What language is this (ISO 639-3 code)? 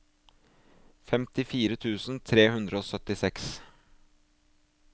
nor